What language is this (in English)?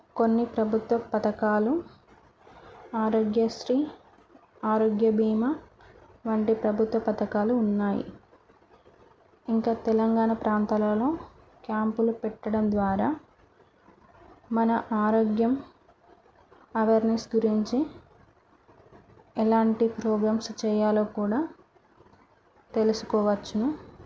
Telugu